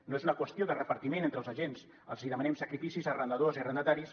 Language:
Catalan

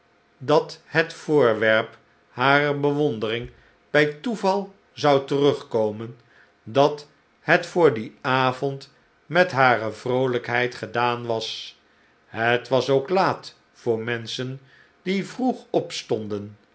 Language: Dutch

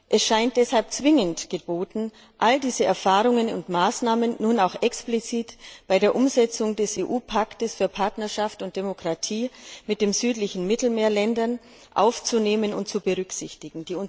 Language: German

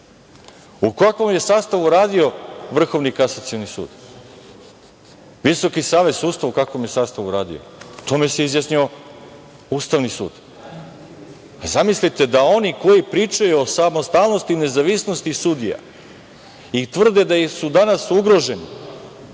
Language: Serbian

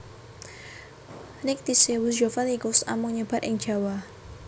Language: Javanese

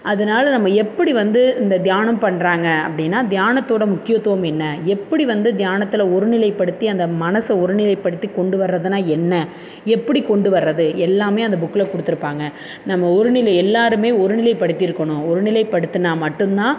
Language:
Tamil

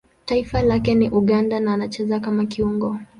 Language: Swahili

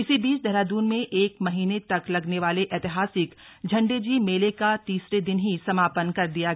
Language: Hindi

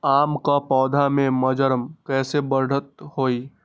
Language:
Magahi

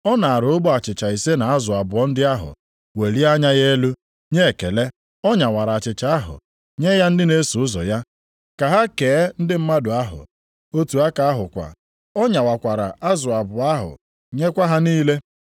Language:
Igbo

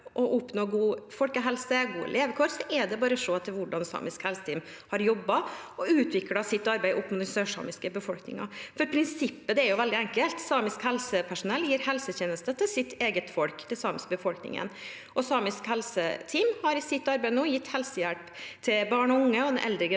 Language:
Norwegian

